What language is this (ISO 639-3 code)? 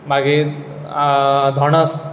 kok